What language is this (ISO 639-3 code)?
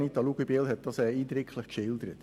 gsw